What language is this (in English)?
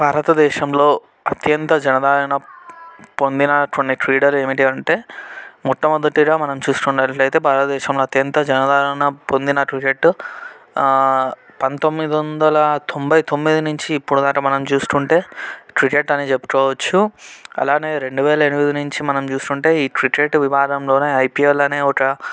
Telugu